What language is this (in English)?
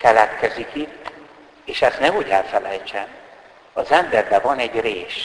Hungarian